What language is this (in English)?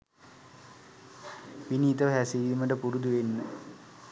Sinhala